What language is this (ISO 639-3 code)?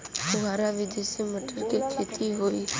bho